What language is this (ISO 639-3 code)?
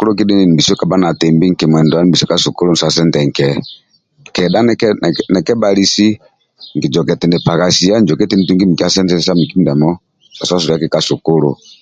rwm